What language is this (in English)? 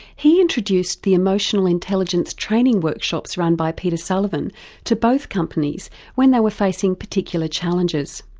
English